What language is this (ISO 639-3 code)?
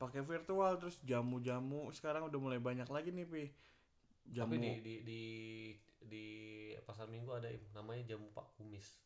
ind